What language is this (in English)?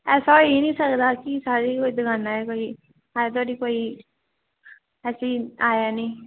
Dogri